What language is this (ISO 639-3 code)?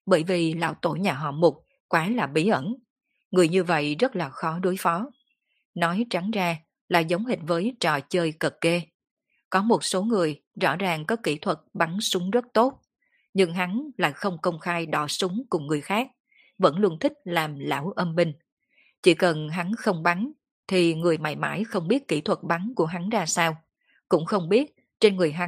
vie